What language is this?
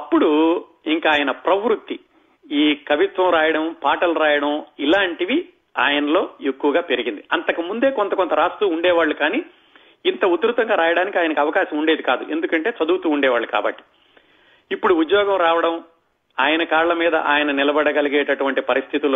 Telugu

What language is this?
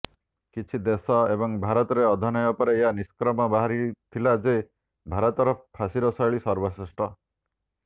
Odia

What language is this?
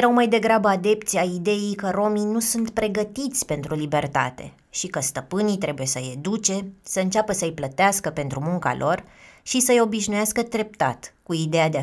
Romanian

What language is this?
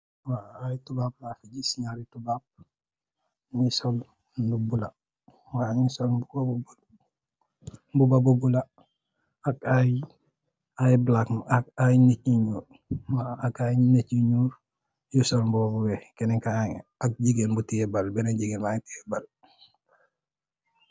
Wolof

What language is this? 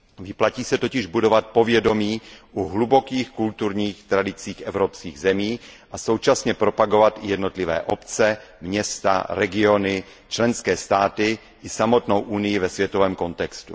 Czech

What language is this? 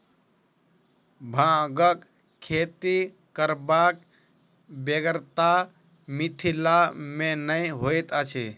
Maithili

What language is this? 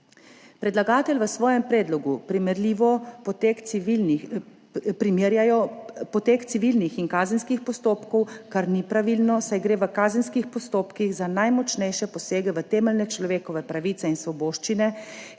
Slovenian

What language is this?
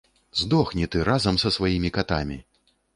Belarusian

